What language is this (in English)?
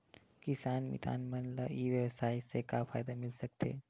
Chhattisgarhi